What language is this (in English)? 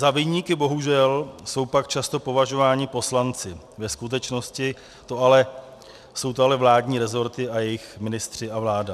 Czech